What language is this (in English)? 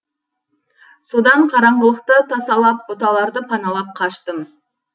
Kazakh